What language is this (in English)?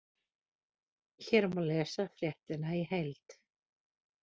Icelandic